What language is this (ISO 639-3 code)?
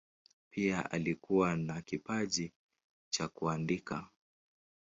swa